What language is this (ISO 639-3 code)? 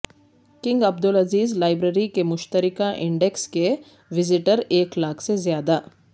urd